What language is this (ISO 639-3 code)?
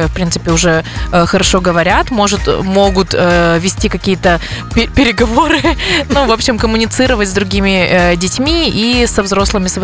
rus